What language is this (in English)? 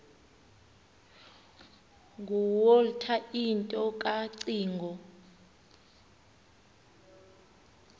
Xhosa